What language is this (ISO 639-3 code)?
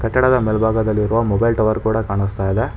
kan